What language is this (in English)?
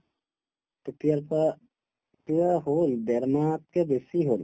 Assamese